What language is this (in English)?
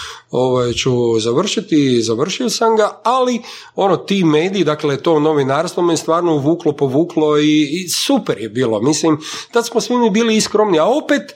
Croatian